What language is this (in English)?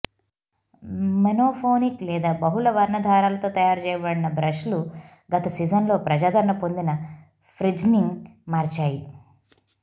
Telugu